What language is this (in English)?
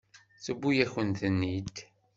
Kabyle